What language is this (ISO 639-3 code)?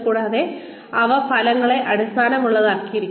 mal